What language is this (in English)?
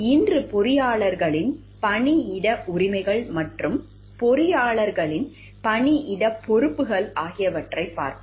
Tamil